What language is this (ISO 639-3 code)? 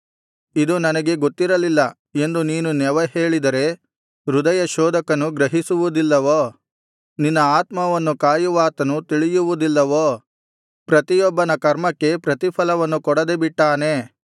kan